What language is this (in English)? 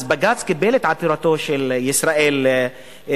Hebrew